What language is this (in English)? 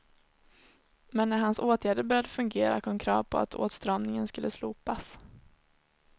Swedish